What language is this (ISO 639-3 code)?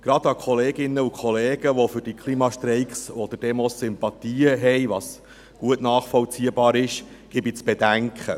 gsw